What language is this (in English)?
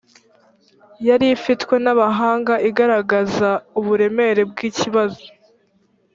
Kinyarwanda